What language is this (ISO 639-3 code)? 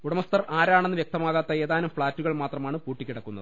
mal